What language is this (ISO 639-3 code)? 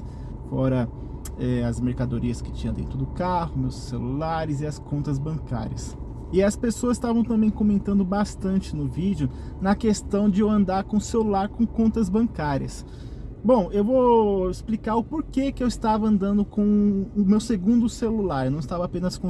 por